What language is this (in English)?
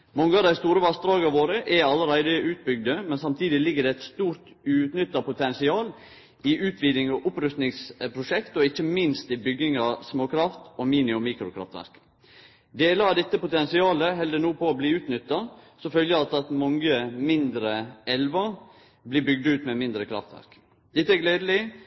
Norwegian Nynorsk